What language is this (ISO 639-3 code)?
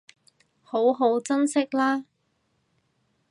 yue